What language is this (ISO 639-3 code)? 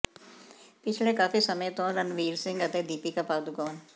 pan